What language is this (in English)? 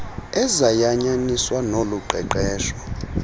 Xhosa